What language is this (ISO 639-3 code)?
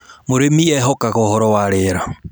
kik